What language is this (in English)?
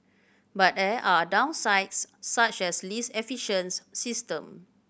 English